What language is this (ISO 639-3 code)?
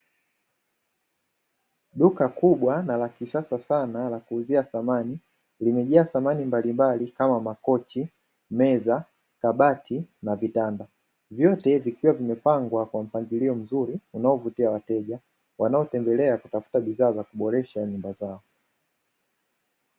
swa